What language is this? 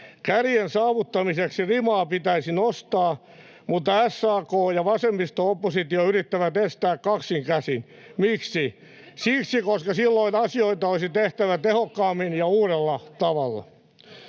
Finnish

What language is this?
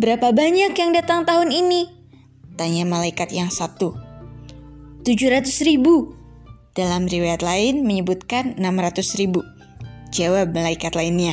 Indonesian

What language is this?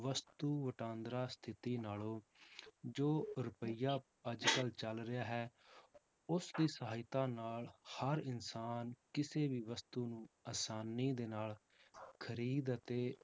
Punjabi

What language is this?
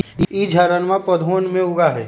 Magahi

